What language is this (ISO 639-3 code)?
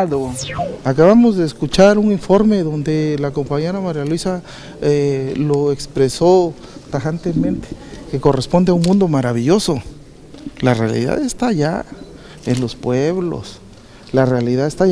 spa